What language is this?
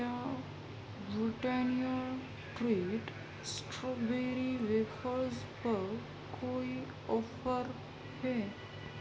Urdu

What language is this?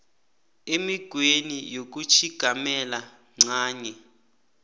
South Ndebele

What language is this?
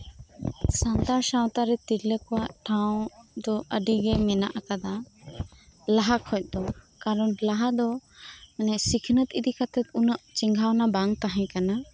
Santali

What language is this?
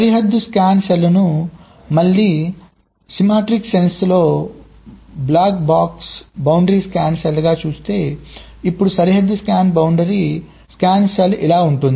Telugu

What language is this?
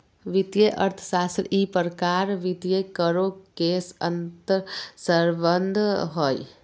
Magahi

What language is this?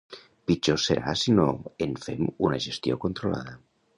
Catalan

